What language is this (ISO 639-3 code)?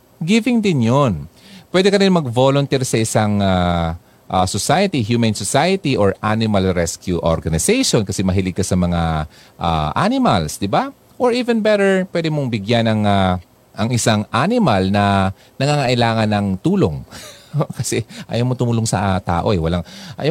fil